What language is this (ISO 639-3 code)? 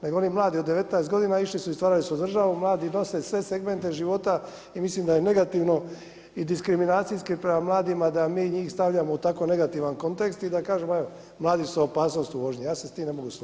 hrv